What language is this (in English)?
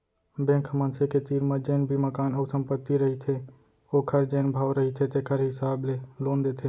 Chhattisgarhi